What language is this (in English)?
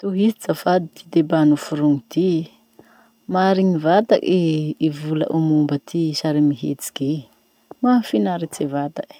Masikoro Malagasy